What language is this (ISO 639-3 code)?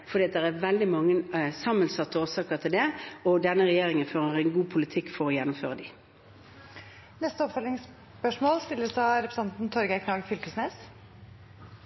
nor